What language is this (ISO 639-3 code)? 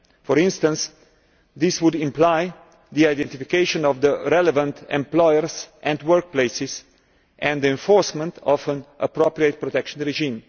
eng